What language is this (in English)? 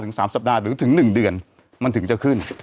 Thai